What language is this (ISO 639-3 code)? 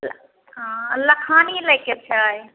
mai